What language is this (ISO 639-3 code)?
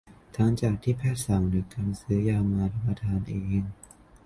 tha